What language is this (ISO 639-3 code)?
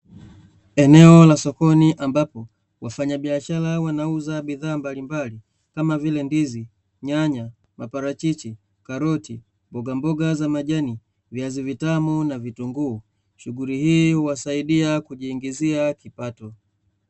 swa